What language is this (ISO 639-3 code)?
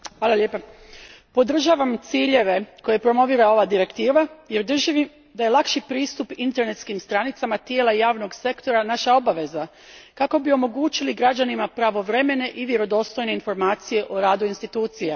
hrv